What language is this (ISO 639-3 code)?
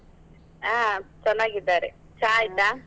kan